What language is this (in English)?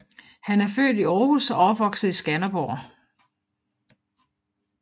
Danish